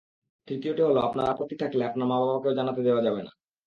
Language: Bangla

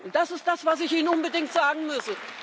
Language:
German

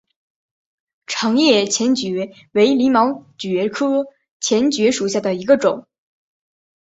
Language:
Chinese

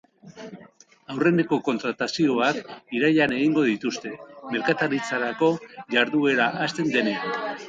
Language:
Basque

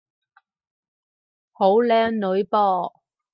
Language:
Cantonese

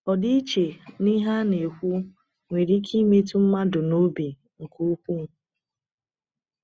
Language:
Igbo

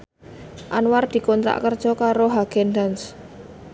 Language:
Javanese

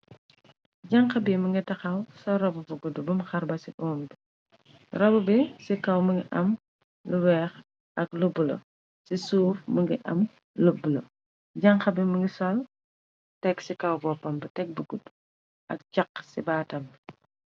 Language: Wolof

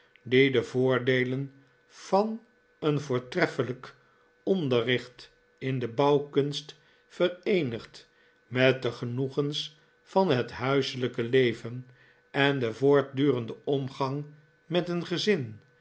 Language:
Dutch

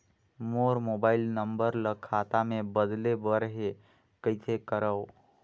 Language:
Chhattisgarhi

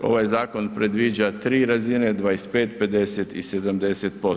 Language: Croatian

